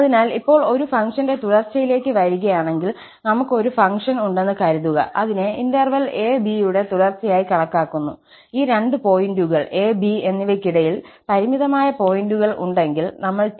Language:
Malayalam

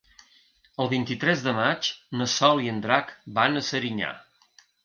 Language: Catalan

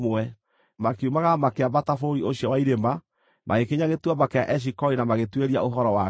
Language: Kikuyu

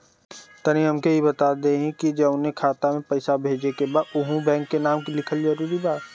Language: Bhojpuri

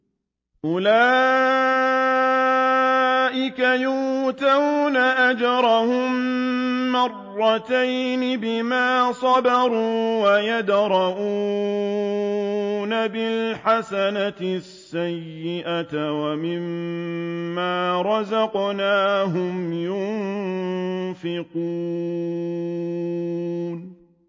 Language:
Arabic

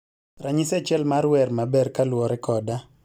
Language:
Luo (Kenya and Tanzania)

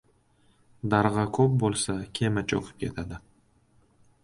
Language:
Uzbek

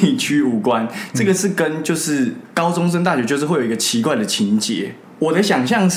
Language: Chinese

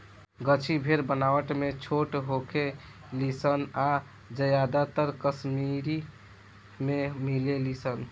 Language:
Bhojpuri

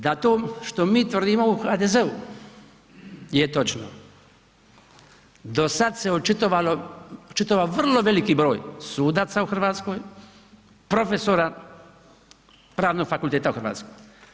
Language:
Croatian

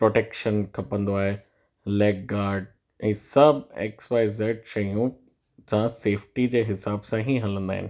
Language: Sindhi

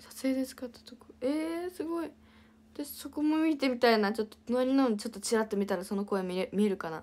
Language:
Japanese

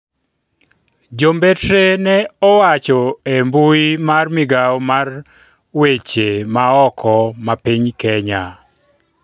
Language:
Luo (Kenya and Tanzania)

